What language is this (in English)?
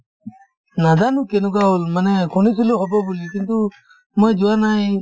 Assamese